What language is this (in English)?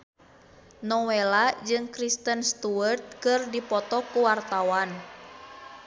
Sundanese